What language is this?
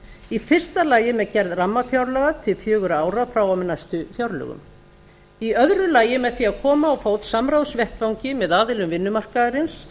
Icelandic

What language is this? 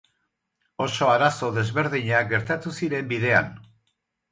Basque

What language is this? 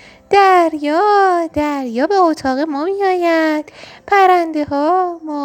Persian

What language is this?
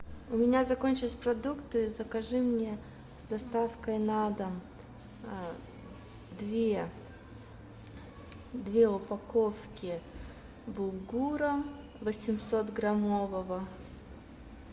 Russian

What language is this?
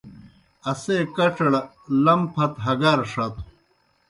Kohistani Shina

